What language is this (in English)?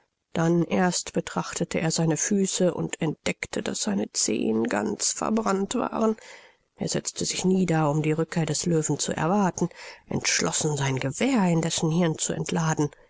German